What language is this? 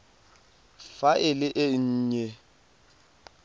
Tswana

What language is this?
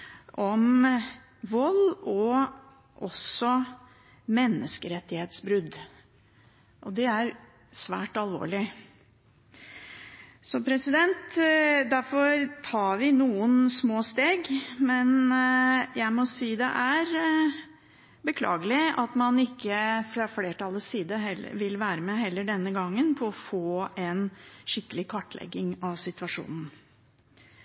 Norwegian Bokmål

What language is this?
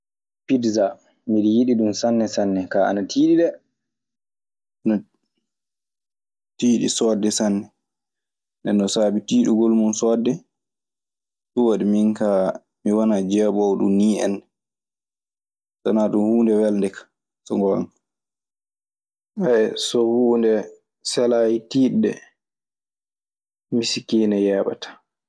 Maasina Fulfulde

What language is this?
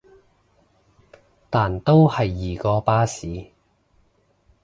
Cantonese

